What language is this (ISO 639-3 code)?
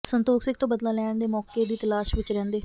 pan